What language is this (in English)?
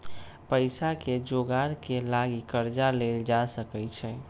Magahi